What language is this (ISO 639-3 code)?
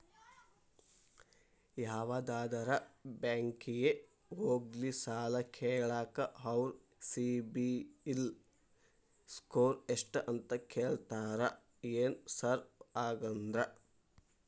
kan